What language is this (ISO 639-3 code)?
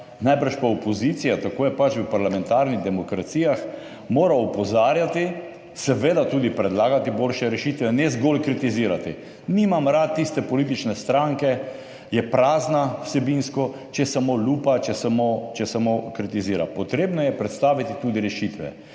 slv